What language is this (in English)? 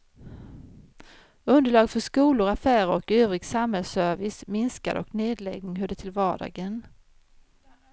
Swedish